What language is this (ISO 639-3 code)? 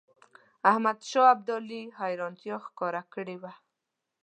pus